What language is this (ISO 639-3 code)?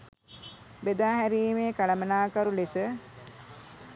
sin